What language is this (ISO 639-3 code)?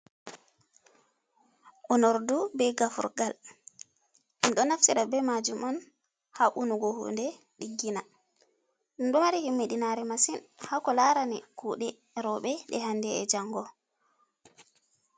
ful